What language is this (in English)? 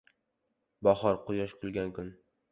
Uzbek